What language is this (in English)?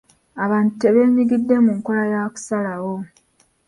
Ganda